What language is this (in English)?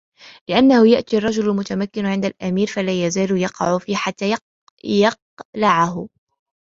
Arabic